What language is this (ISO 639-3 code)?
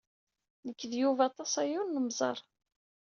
kab